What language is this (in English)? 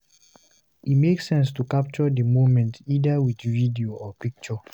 Nigerian Pidgin